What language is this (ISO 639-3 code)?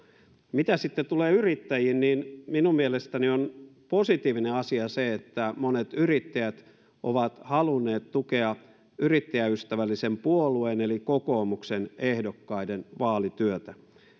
fin